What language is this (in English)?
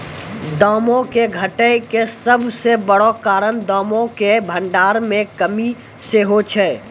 Maithili